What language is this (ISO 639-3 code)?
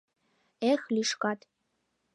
chm